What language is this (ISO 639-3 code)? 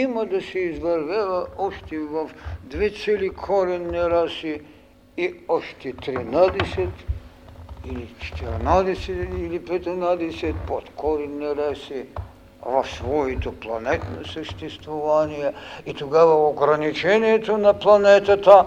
bul